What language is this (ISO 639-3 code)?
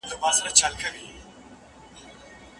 pus